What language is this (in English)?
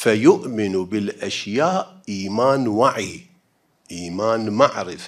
Arabic